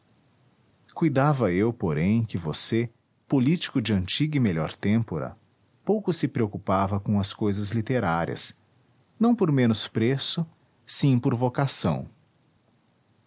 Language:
Portuguese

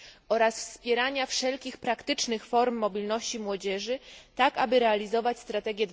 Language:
Polish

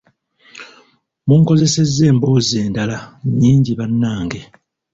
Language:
Ganda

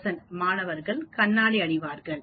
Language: Tamil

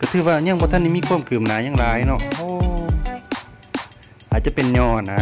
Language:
Thai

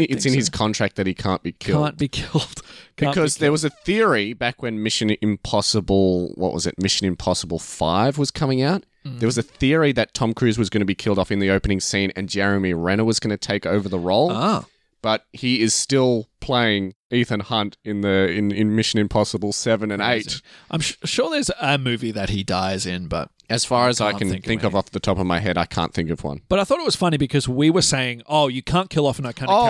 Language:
English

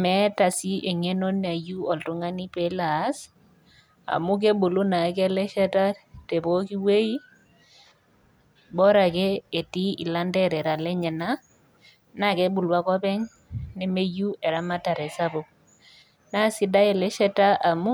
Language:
Masai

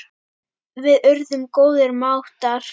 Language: Icelandic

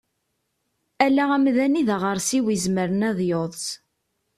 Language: Kabyle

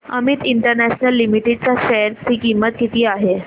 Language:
Marathi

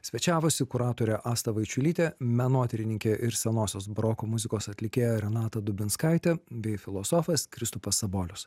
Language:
Lithuanian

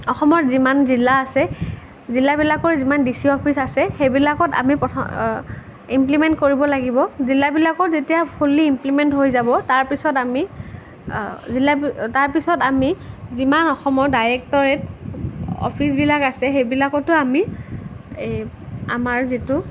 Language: Assamese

